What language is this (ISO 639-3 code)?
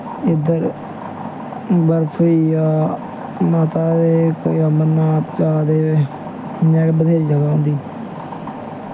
doi